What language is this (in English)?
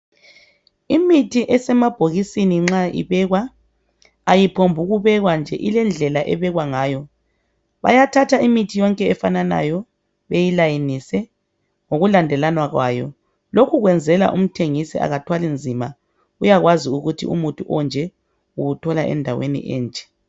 North Ndebele